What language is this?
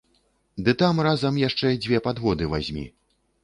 Belarusian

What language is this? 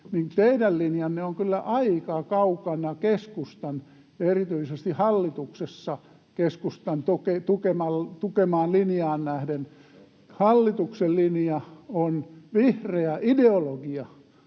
Finnish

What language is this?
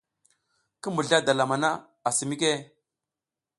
South Giziga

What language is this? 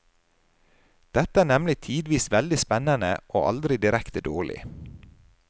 Norwegian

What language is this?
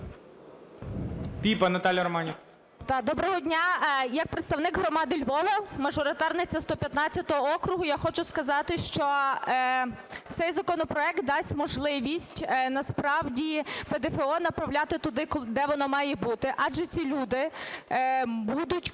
Ukrainian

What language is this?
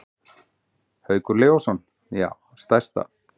Icelandic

